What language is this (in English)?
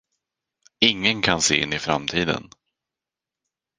Swedish